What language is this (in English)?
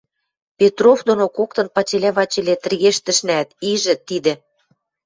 Western Mari